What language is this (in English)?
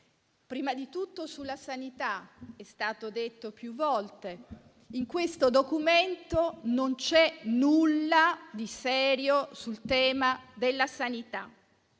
Italian